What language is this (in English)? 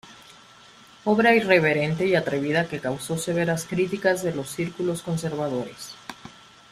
Spanish